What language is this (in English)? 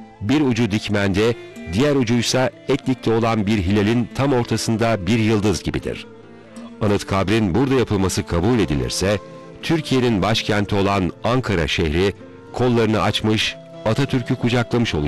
Turkish